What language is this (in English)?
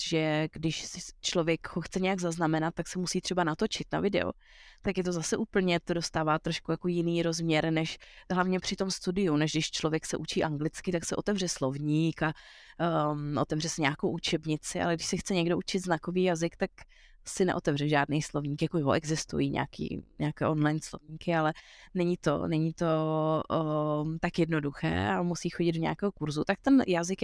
Czech